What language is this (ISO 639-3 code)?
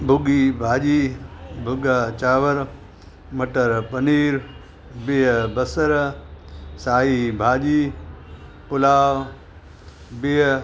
snd